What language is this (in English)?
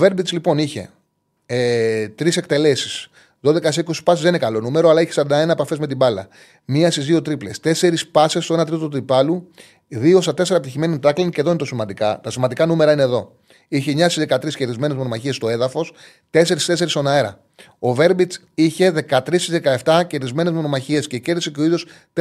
Greek